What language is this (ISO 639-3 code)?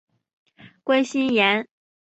zho